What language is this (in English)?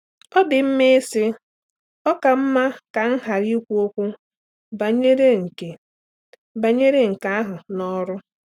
Igbo